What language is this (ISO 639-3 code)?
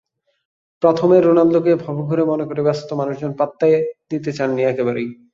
ben